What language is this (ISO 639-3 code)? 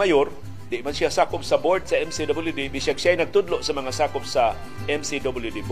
fil